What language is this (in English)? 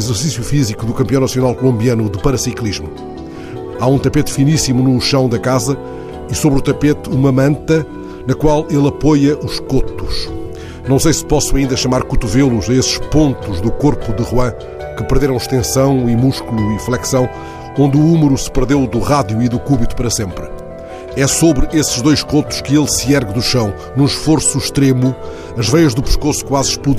Portuguese